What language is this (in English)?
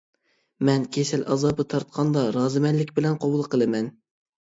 Uyghur